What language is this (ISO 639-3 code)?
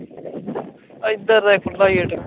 pan